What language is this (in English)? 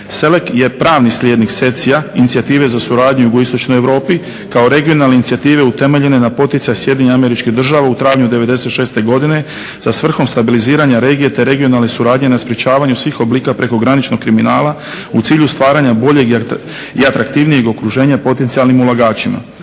Croatian